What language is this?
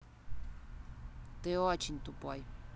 Russian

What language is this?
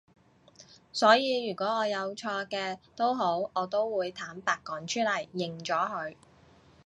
Cantonese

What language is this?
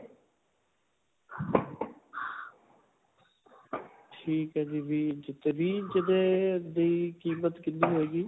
Punjabi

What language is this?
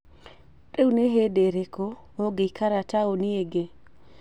Kikuyu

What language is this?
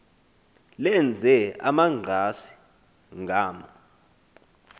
Xhosa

